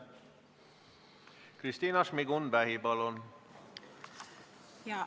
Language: Estonian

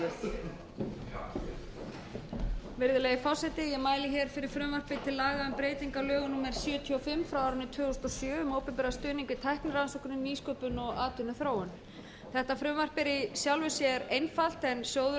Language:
Icelandic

